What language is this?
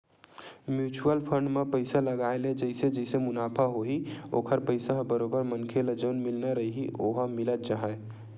Chhattisgarhi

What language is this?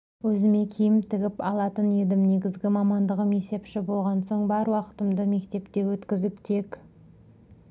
Kazakh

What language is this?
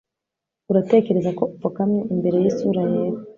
Kinyarwanda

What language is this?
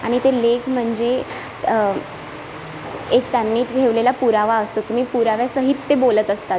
Marathi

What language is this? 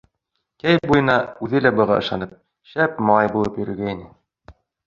Bashkir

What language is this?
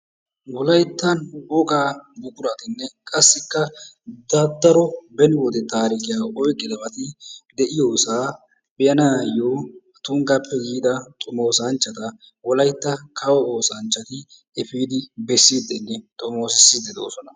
Wolaytta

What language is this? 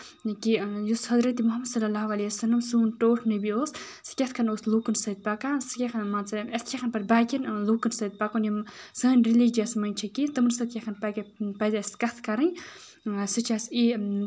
Kashmiri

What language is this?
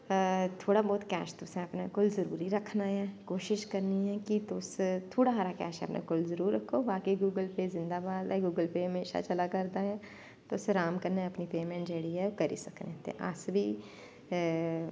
Dogri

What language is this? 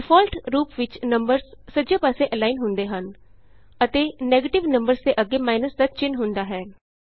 Punjabi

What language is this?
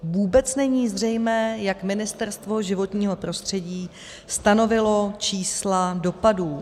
Czech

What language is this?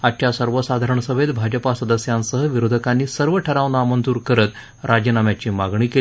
Marathi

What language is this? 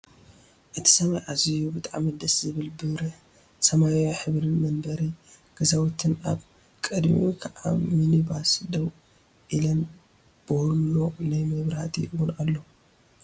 Tigrinya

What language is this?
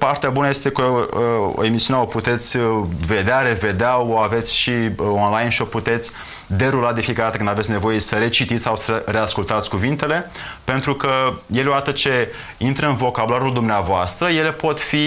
Romanian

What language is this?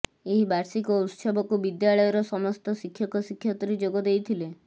Odia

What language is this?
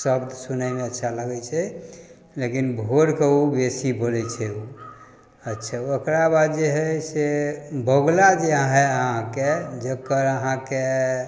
Maithili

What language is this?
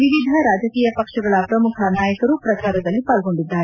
Kannada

